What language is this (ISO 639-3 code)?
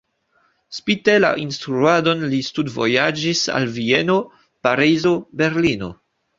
epo